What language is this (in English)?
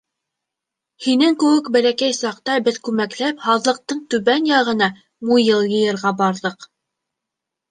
Bashkir